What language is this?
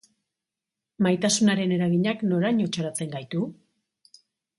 Basque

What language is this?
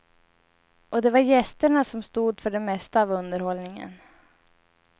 Swedish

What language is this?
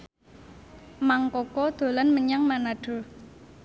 Javanese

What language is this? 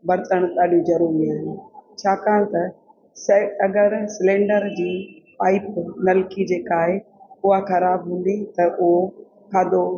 Sindhi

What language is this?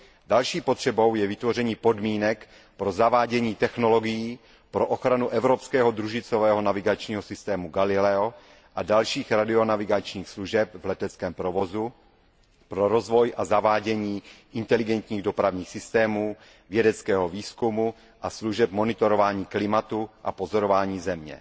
Czech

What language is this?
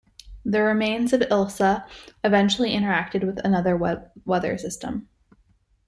English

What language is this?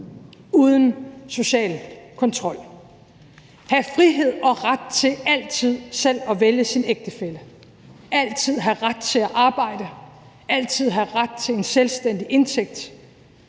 Danish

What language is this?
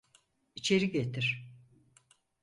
Turkish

